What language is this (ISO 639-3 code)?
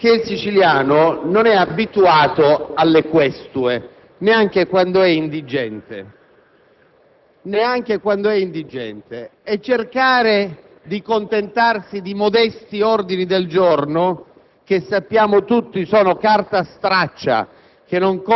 ita